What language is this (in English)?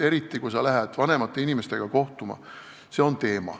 Estonian